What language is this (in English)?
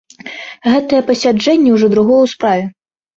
Belarusian